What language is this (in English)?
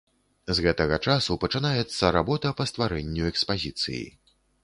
Belarusian